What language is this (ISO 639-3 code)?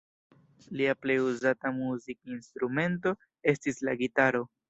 epo